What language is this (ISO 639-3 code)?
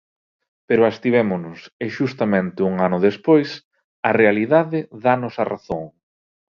glg